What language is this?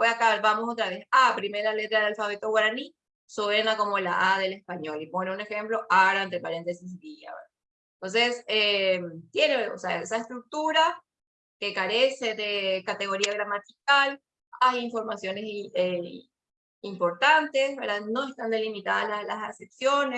Spanish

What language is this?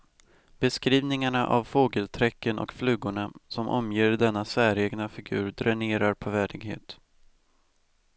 Swedish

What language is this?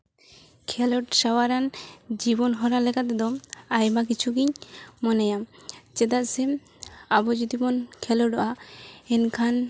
Santali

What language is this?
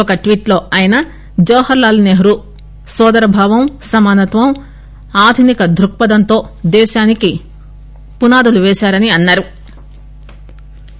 Telugu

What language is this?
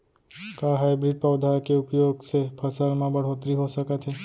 Chhattisgarhi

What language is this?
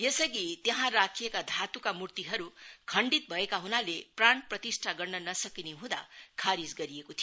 Nepali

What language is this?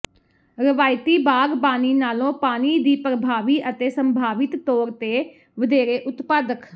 Punjabi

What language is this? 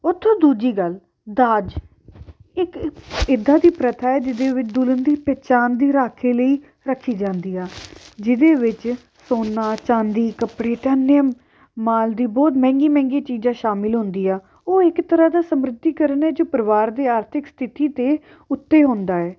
Punjabi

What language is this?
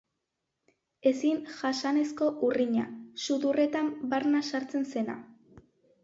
Basque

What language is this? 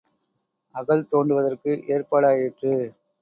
Tamil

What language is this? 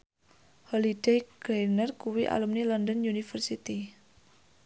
Javanese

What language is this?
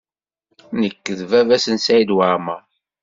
Kabyle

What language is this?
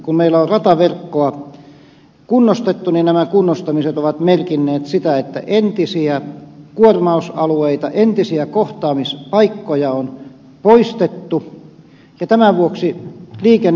Finnish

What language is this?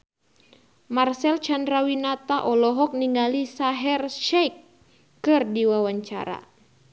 Sundanese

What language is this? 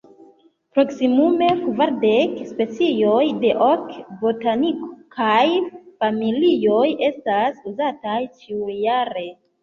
Esperanto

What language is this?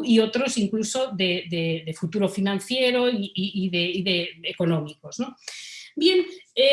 Spanish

